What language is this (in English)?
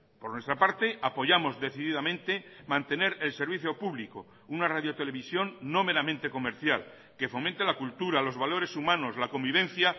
Spanish